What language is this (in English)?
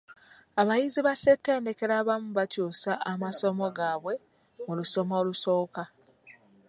Ganda